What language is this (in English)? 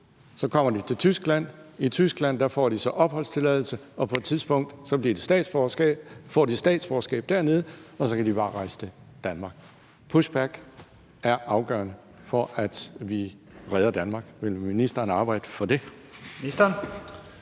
Danish